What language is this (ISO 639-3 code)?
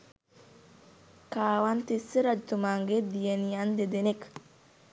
sin